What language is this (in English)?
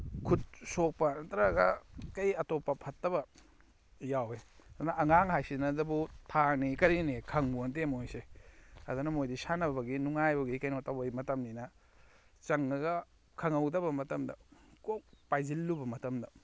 Manipuri